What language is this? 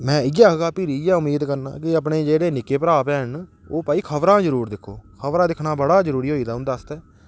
Dogri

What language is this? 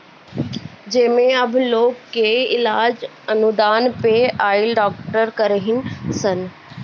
Bhojpuri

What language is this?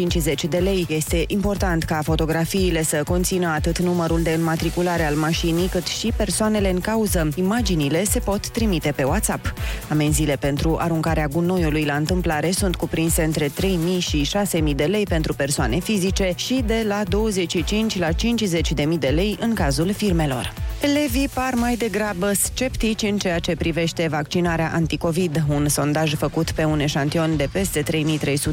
Romanian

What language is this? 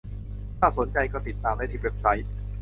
Thai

